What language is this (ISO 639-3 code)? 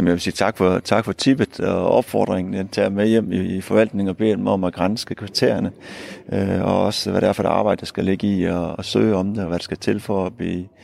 dan